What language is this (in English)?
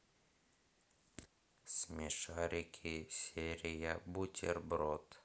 Russian